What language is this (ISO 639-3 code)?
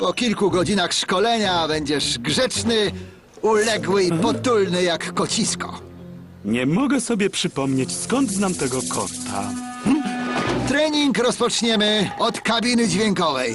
pol